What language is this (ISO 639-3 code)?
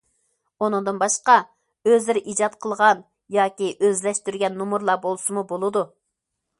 uig